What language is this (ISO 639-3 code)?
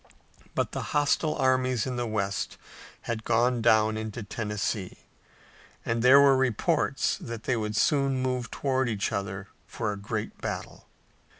eng